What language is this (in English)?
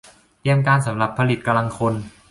Thai